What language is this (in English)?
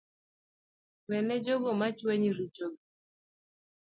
Luo (Kenya and Tanzania)